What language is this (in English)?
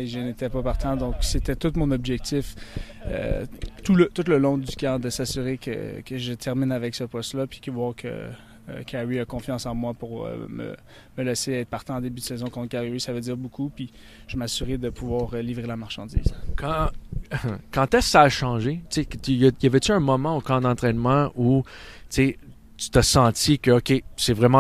French